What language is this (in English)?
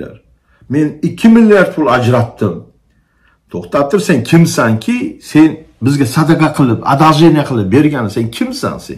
Turkish